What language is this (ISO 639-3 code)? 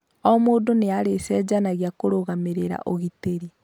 kik